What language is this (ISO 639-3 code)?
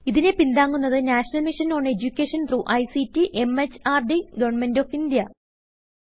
mal